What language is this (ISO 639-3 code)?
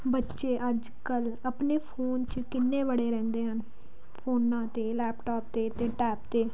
pan